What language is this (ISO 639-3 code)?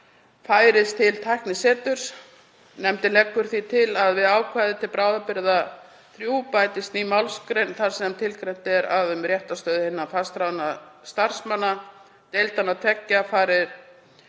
isl